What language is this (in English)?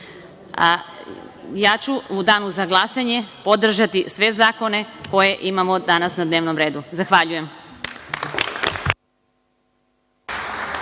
Serbian